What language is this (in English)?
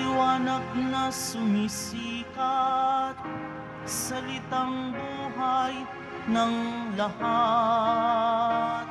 Filipino